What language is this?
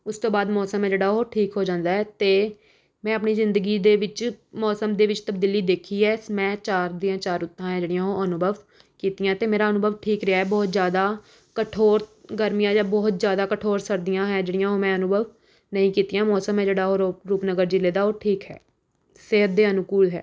Punjabi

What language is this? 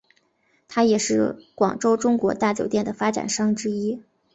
Chinese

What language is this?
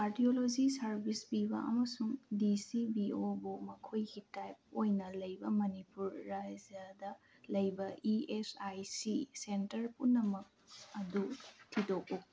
Manipuri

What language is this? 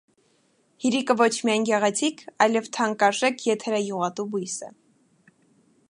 Armenian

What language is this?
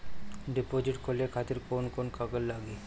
Bhojpuri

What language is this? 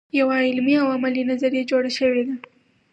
Pashto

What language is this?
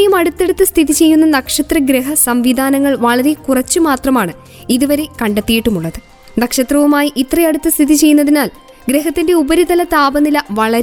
Malayalam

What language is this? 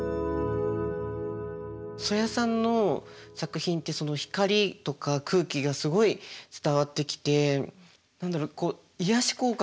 Japanese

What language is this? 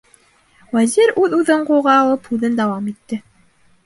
Bashkir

